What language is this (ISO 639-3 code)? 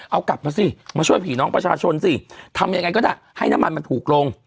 tha